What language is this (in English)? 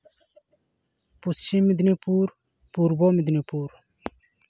Santali